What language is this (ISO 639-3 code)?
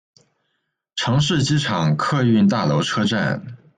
zho